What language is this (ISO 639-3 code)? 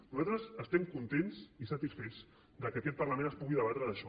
cat